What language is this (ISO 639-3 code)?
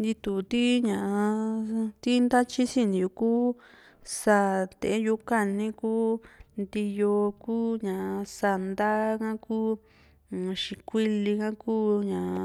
vmc